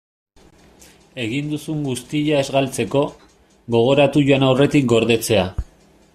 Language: Basque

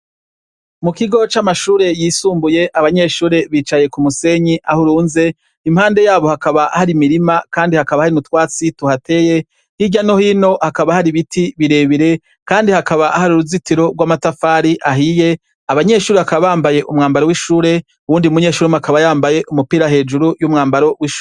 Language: Rundi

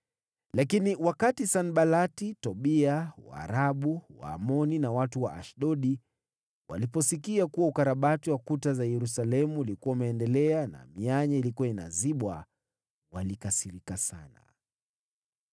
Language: Swahili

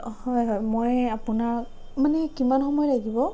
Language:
Assamese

